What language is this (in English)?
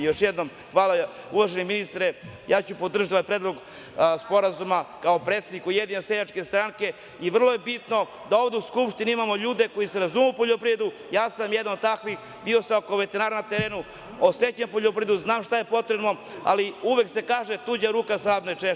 Serbian